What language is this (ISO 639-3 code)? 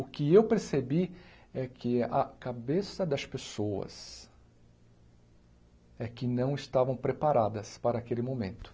por